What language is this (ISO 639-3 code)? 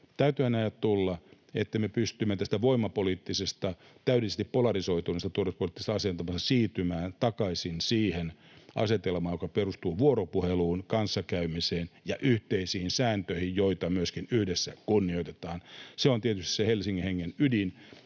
fin